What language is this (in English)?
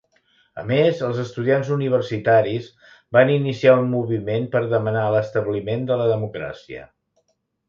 Catalan